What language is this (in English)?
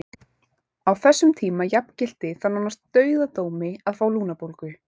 Icelandic